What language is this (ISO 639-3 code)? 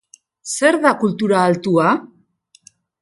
eus